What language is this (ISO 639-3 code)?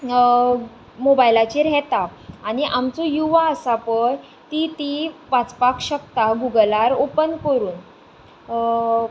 kok